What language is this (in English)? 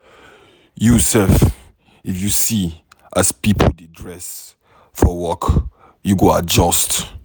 Nigerian Pidgin